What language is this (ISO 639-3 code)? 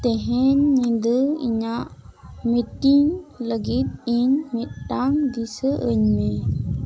sat